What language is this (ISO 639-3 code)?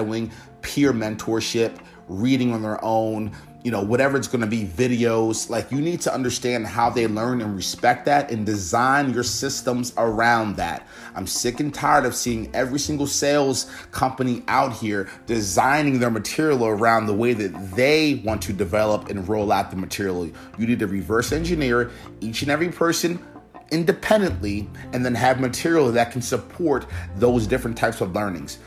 eng